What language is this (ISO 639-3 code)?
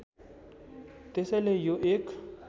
nep